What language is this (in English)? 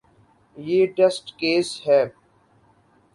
Urdu